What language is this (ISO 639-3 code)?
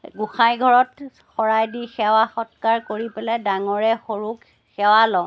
asm